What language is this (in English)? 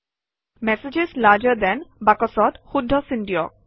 Assamese